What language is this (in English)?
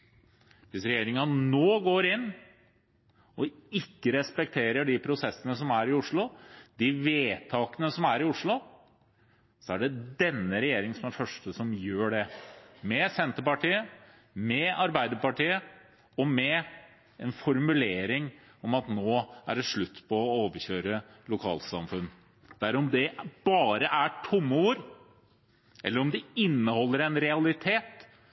Norwegian Bokmål